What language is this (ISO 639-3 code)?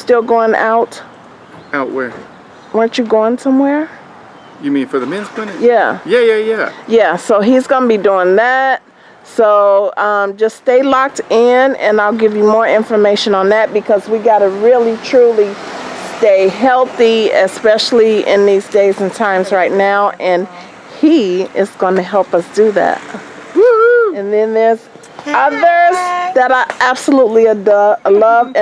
eng